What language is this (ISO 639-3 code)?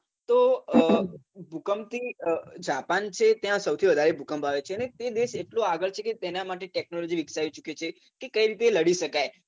guj